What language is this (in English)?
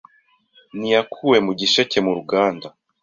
Kinyarwanda